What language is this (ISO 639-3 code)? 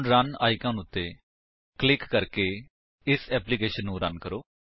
pan